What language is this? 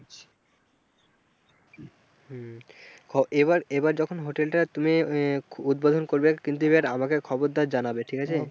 Bangla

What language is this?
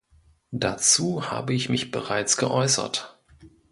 German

